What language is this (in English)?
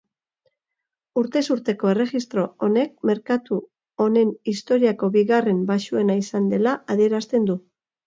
Basque